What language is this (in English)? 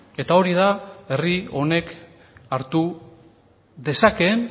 Basque